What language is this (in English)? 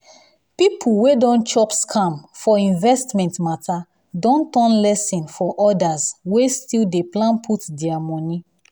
Nigerian Pidgin